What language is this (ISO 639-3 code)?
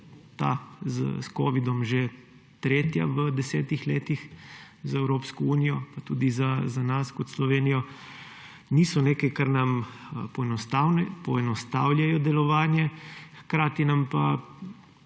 slv